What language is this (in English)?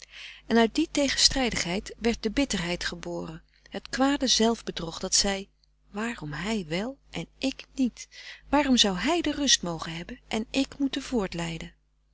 Dutch